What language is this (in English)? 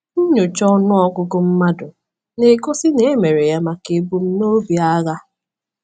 Igbo